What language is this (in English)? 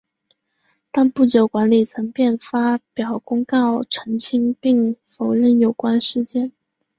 Chinese